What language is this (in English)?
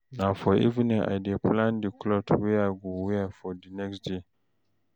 Nigerian Pidgin